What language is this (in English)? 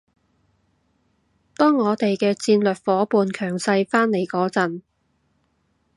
Cantonese